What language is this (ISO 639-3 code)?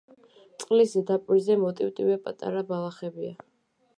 kat